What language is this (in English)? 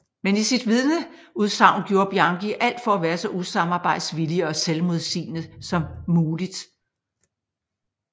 Danish